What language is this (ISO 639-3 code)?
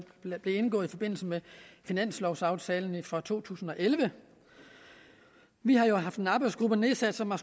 dan